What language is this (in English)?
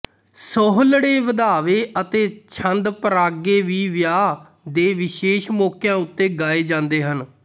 Punjabi